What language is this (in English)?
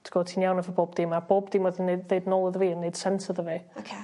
Welsh